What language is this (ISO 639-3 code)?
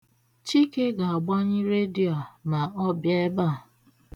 ibo